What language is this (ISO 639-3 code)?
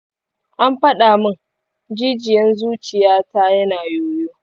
hau